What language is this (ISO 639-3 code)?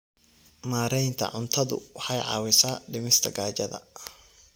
som